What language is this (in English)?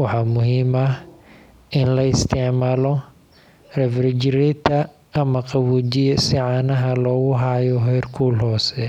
Somali